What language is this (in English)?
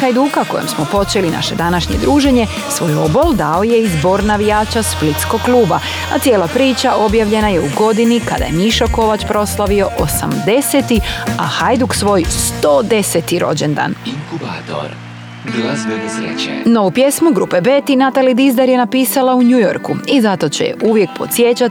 Croatian